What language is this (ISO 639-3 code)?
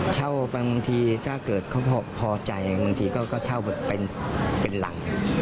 tha